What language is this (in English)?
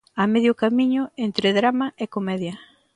Galician